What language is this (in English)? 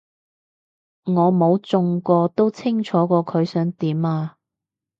Cantonese